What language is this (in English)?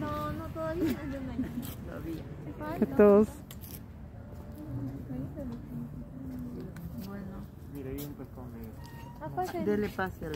Spanish